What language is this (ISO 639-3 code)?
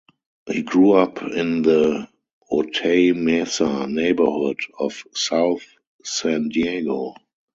eng